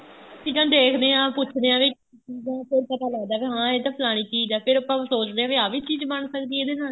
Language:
Punjabi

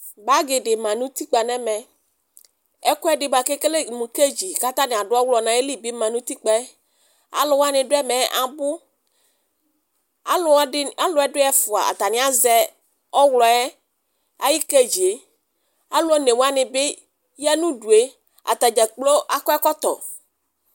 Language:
Ikposo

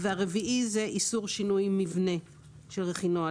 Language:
Hebrew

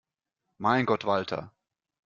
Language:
German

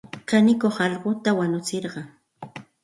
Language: Santa Ana de Tusi Pasco Quechua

